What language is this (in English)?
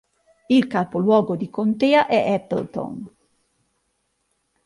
Italian